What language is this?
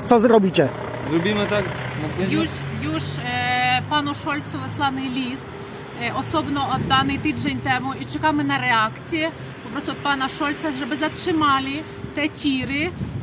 Polish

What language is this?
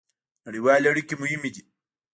Pashto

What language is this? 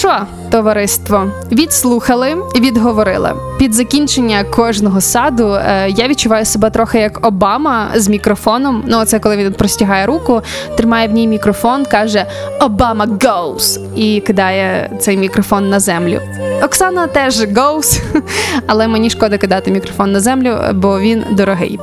Ukrainian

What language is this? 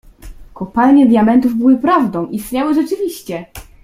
Polish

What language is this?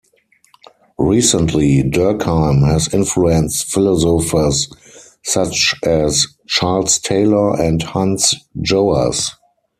English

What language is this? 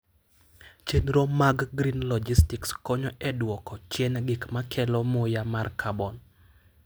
Luo (Kenya and Tanzania)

